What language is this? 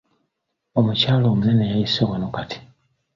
Ganda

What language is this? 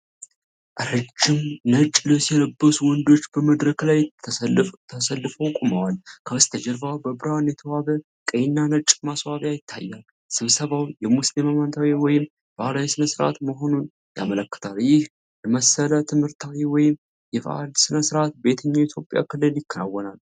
Amharic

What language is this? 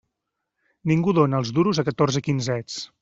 Catalan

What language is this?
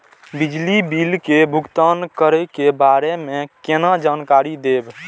Maithili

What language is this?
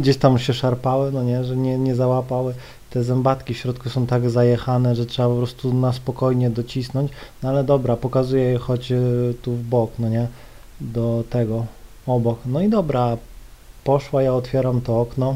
Polish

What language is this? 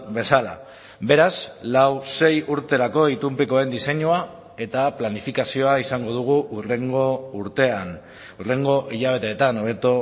Basque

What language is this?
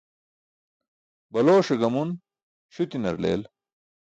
Burushaski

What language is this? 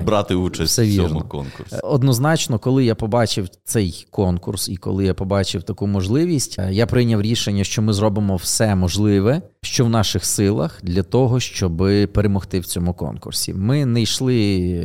Ukrainian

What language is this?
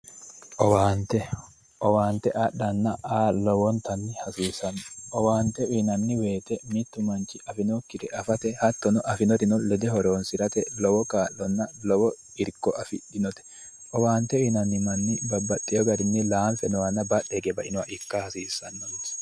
Sidamo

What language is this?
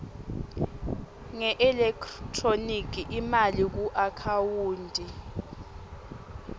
Swati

